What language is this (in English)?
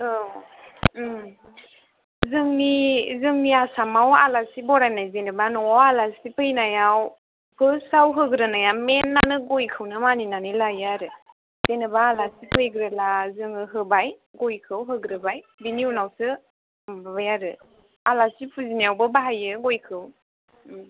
Bodo